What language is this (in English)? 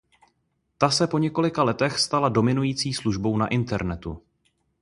Czech